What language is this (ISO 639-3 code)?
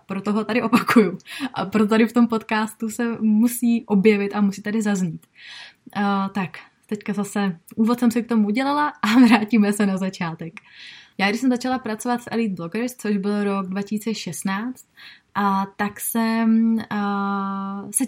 ces